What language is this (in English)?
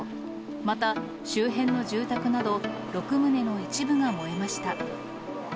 Japanese